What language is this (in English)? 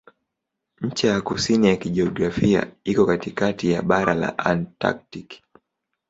Swahili